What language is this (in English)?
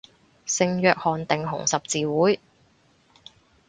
Cantonese